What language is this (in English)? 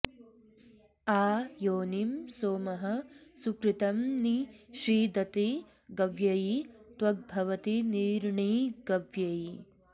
Sanskrit